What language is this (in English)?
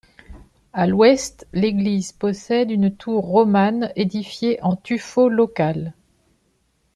French